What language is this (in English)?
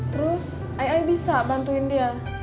Indonesian